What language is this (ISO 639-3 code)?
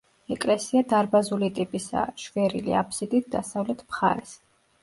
kat